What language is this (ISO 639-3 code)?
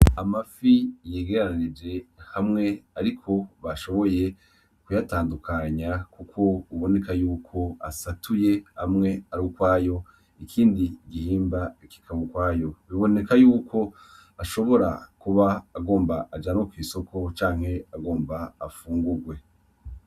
run